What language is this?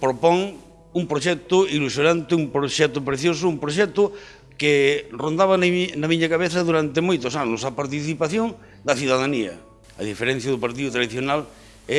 Galician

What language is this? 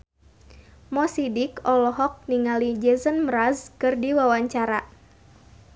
Sundanese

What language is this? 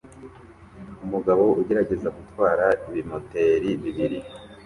Kinyarwanda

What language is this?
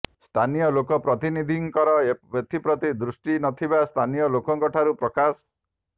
Odia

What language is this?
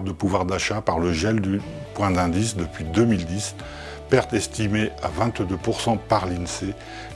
French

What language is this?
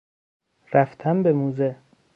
Persian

